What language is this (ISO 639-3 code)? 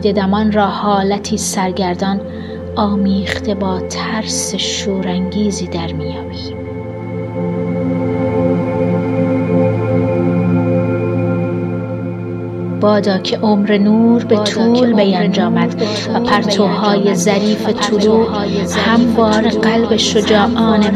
fas